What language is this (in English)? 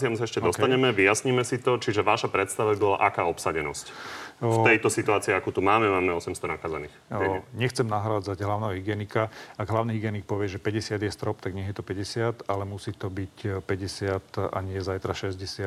Slovak